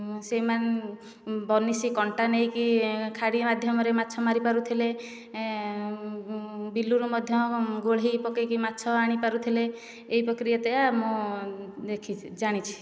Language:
Odia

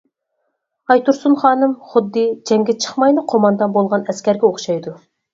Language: Uyghur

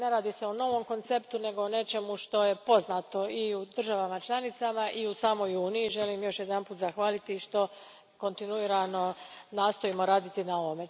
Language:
Croatian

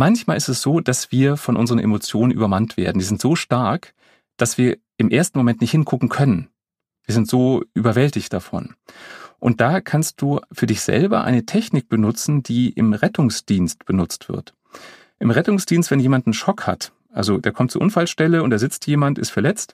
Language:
German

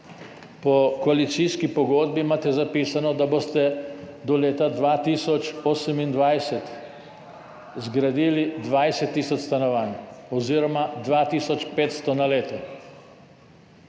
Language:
Slovenian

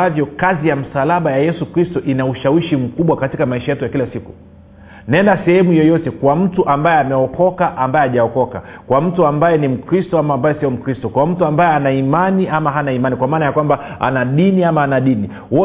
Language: Swahili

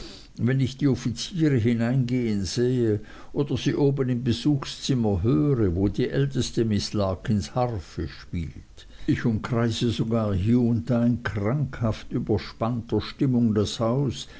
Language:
German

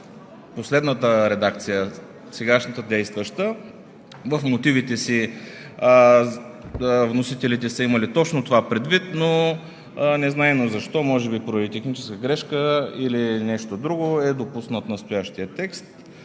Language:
Bulgarian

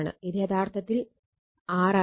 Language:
Malayalam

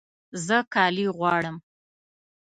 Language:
Pashto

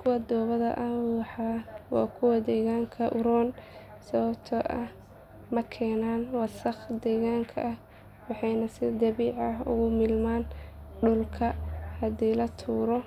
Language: Somali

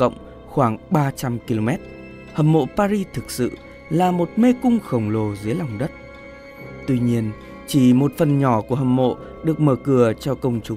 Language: Vietnamese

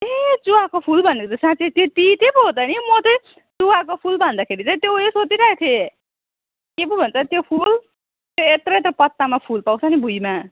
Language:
Nepali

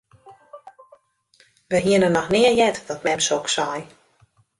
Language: Western Frisian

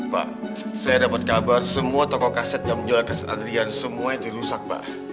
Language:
Indonesian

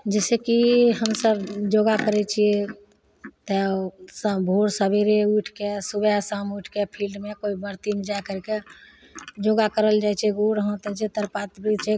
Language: Maithili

